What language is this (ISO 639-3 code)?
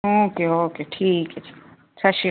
pan